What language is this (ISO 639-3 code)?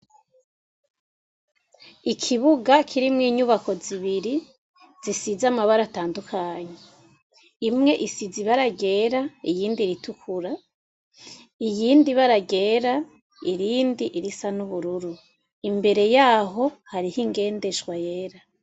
run